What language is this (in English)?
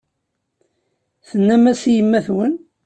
Kabyle